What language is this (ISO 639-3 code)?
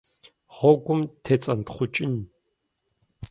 kbd